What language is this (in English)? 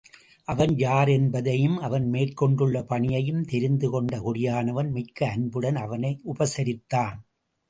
Tamil